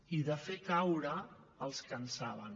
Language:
Catalan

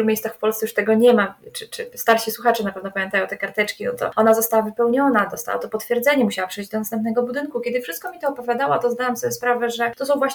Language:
Polish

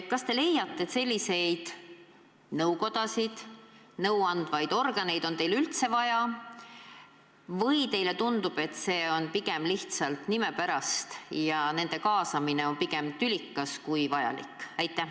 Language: Estonian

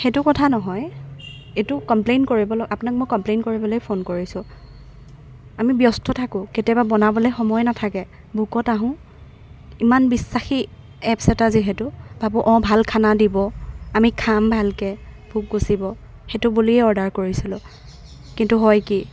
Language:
Assamese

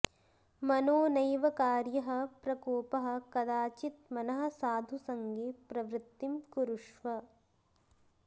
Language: Sanskrit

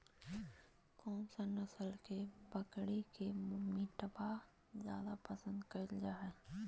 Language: Magahi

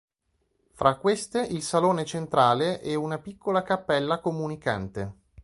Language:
Italian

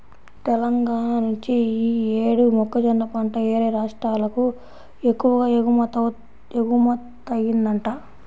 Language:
Telugu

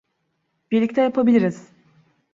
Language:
Turkish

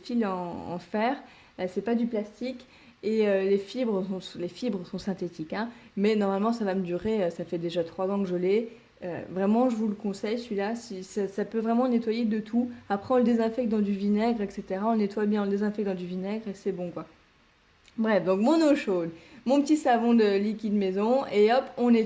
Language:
French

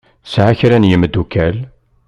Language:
Kabyle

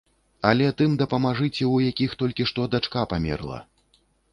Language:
Belarusian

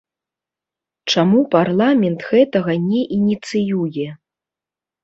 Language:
Belarusian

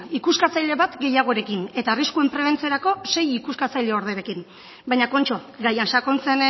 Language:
Basque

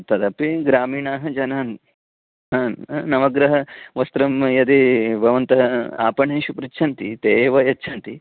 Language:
Sanskrit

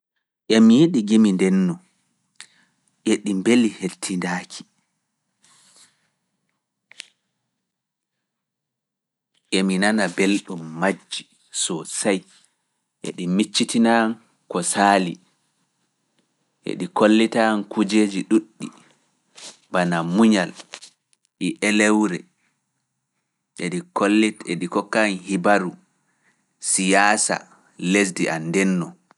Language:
Fula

